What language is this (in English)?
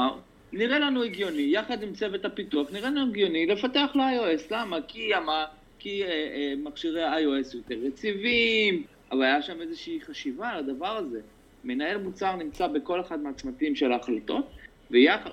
Hebrew